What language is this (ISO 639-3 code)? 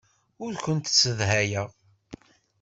kab